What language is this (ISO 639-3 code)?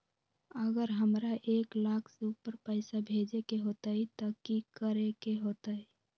mag